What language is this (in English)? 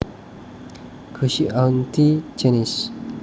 Javanese